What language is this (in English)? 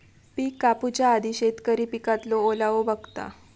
Marathi